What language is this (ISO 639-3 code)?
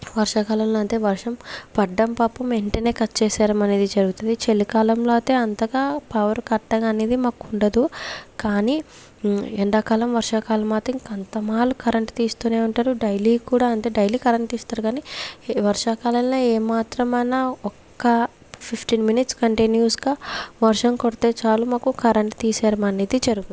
tel